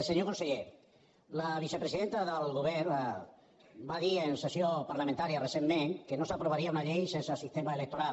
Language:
Catalan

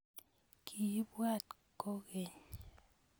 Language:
Kalenjin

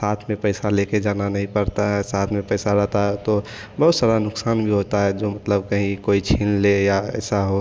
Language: Hindi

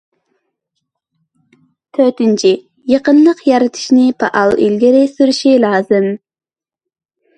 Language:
Uyghur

